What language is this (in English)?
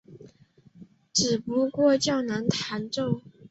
Chinese